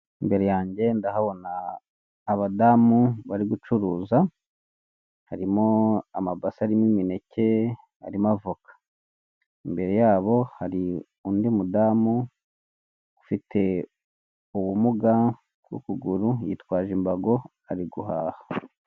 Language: Kinyarwanda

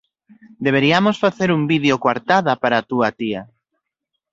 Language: Galician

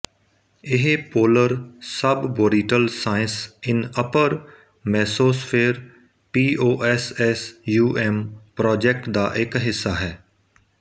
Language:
Punjabi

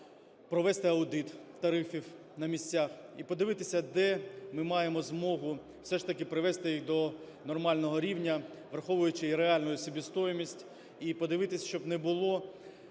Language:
Ukrainian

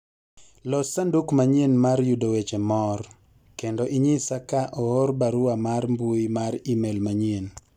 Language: Luo (Kenya and Tanzania)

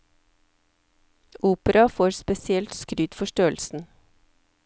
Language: Norwegian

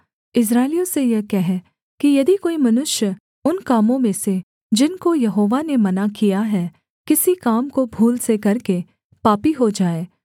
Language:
Hindi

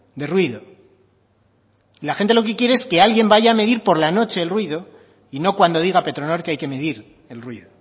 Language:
Spanish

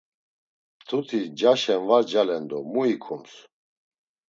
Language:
Laz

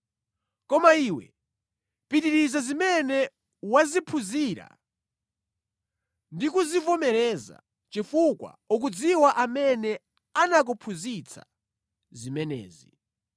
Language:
Nyanja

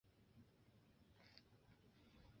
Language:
Chinese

